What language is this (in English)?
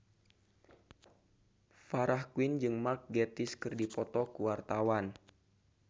Sundanese